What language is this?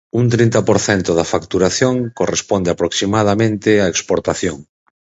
Galician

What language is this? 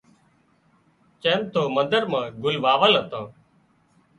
Wadiyara Koli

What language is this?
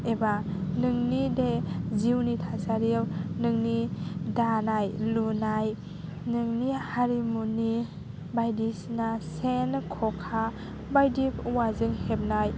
Bodo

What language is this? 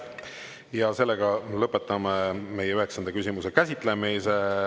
Estonian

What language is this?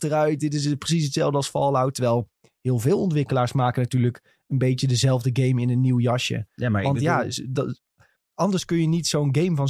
Dutch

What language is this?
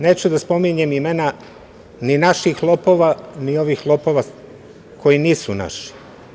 Serbian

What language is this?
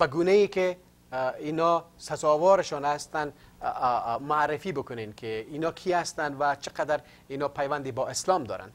Persian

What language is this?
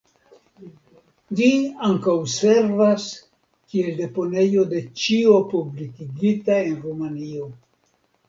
Esperanto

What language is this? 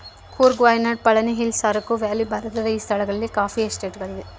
Kannada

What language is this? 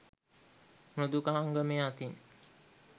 Sinhala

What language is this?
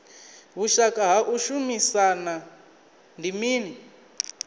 Venda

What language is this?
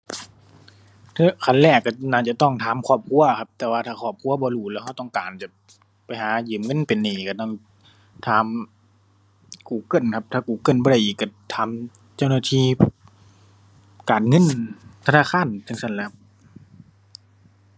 Thai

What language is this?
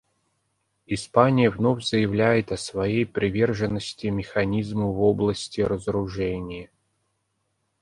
Russian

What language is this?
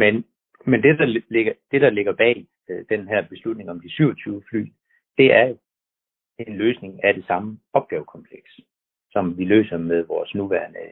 Danish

